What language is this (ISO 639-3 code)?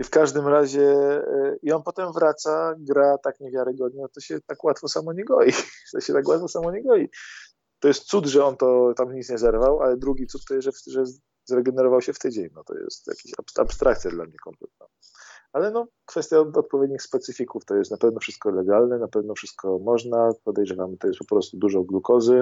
pol